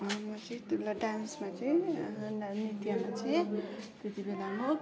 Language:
Nepali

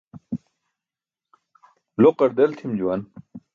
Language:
Burushaski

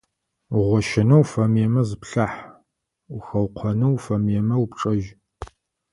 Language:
Adyghe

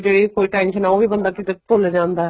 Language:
Punjabi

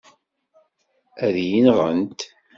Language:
Kabyle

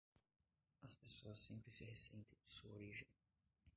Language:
Portuguese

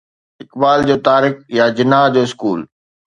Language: Sindhi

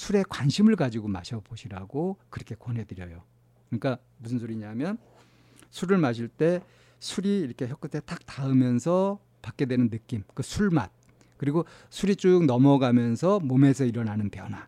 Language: Korean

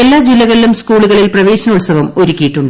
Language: Malayalam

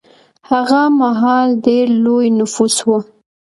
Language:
Pashto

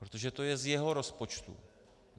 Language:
Czech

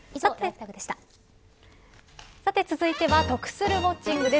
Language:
Japanese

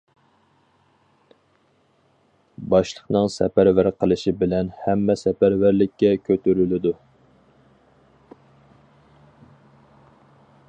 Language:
Uyghur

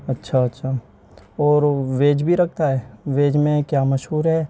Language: Urdu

